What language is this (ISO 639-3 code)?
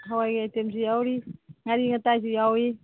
mni